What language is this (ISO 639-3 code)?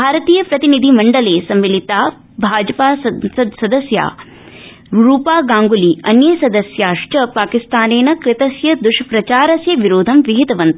san